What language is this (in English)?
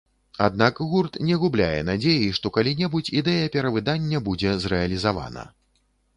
Belarusian